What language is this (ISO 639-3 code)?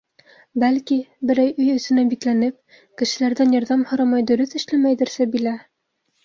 bak